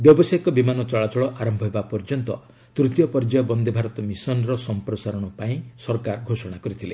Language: Odia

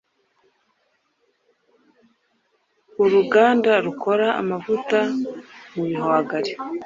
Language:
Kinyarwanda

